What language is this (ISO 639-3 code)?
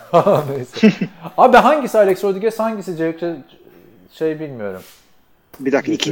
tur